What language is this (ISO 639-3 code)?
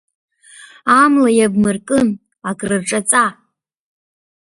abk